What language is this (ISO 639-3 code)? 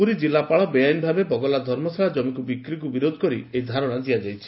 ori